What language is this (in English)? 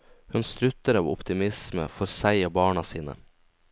Norwegian